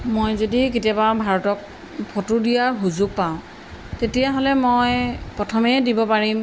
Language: Assamese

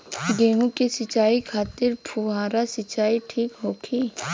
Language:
Bhojpuri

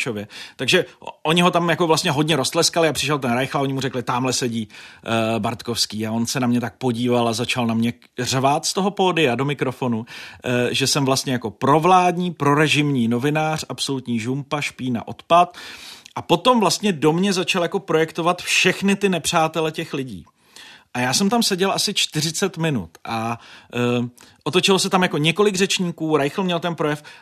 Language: Czech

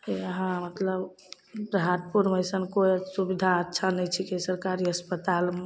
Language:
Maithili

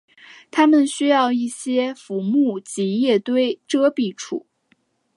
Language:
Chinese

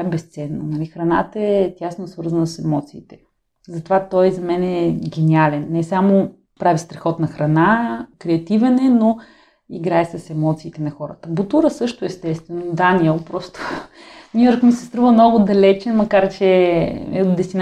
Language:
Bulgarian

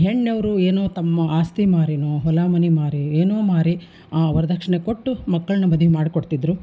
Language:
Kannada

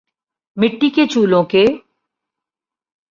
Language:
Urdu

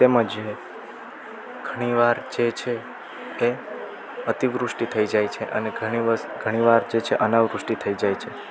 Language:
Gujarati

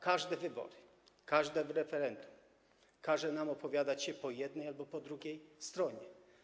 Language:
Polish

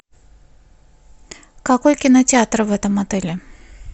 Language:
Russian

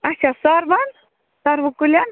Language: Kashmiri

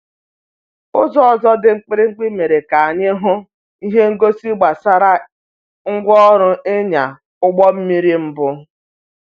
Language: Igbo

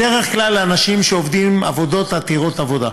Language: Hebrew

